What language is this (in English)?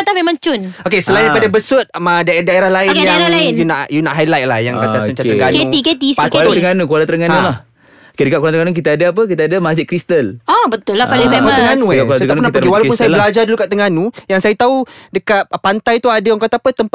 Malay